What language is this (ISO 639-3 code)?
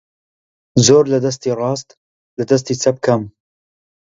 ckb